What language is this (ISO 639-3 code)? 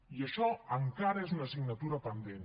cat